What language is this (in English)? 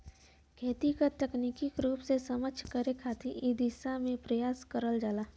Bhojpuri